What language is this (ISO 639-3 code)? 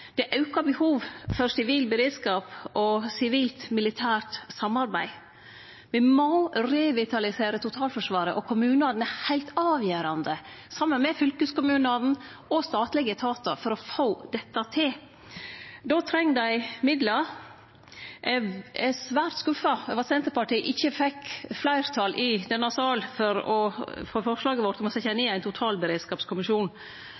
nno